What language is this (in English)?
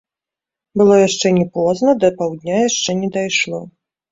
Belarusian